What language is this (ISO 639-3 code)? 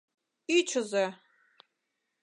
chm